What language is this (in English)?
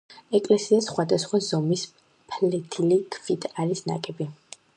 Georgian